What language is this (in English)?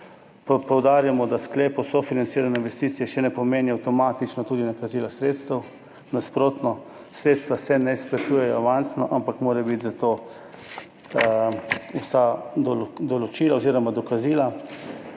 Slovenian